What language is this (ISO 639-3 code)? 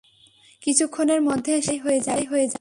ben